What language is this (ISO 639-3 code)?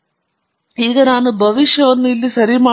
kan